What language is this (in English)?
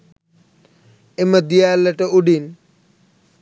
Sinhala